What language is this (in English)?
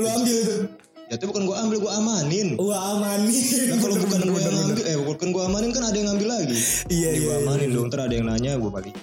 Indonesian